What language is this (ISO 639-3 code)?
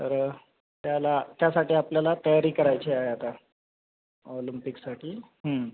mar